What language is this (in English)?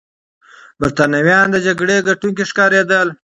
Pashto